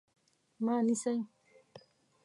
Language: Pashto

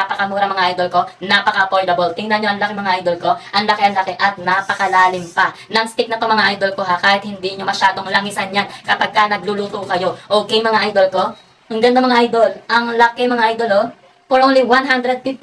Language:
Filipino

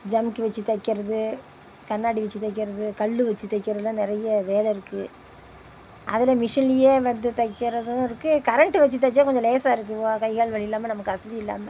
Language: Tamil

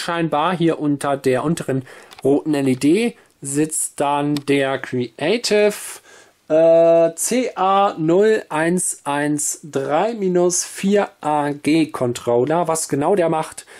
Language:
German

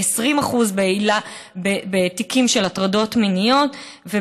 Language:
Hebrew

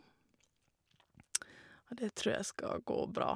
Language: Norwegian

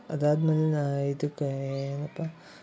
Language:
Kannada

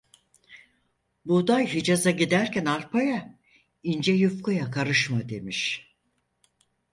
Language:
Turkish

